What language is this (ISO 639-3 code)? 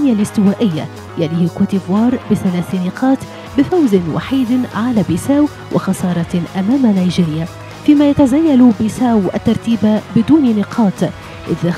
ara